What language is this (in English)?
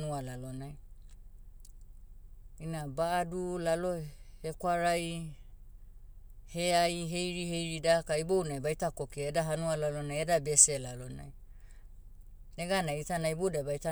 Motu